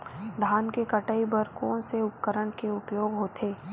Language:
Chhattisgarhi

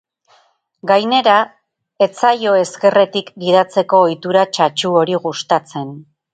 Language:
Basque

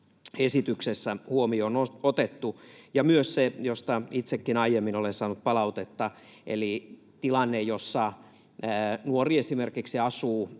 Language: Finnish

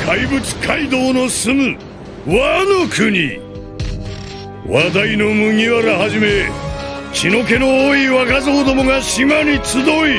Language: Japanese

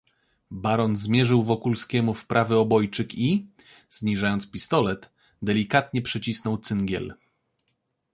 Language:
Polish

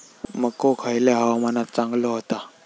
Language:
Marathi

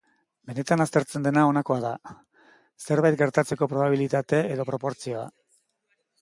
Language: Basque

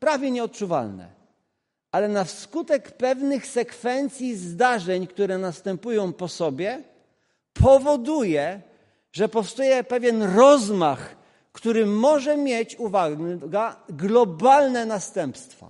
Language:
Polish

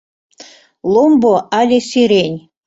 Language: Mari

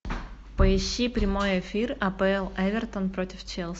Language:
Russian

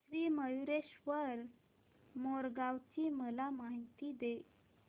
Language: Marathi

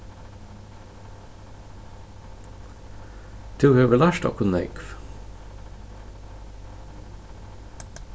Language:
Faroese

